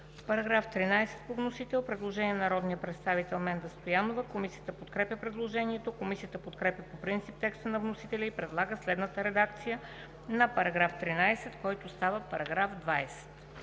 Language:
Bulgarian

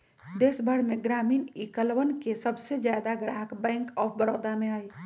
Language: Magahi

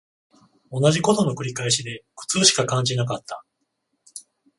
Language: Japanese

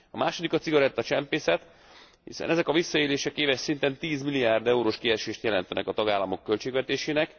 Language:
Hungarian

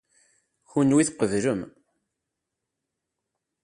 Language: Kabyle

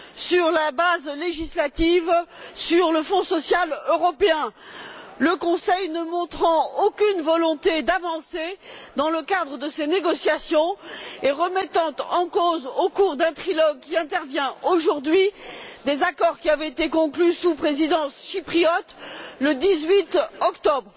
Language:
French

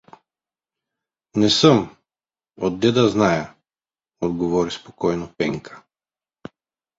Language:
Bulgarian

